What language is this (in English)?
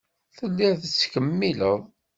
Kabyle